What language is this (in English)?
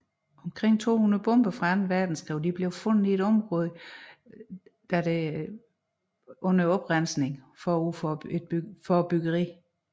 Danish